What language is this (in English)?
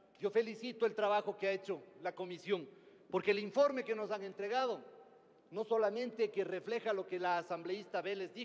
Spanish